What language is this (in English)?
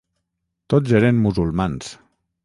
Catalan